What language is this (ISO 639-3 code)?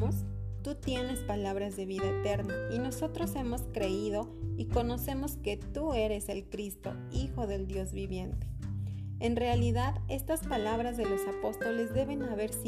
spa